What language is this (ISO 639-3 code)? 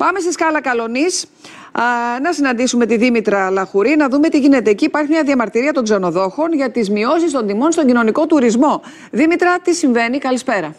ell